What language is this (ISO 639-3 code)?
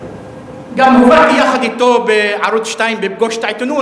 heb